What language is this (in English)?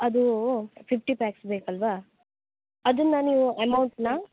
Kannada